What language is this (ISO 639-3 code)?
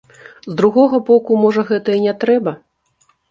bel